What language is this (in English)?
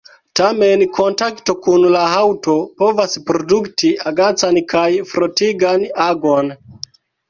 Esperanto